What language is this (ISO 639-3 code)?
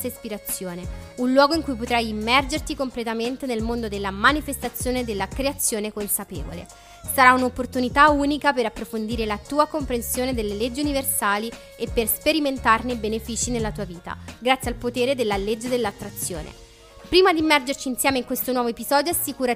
ita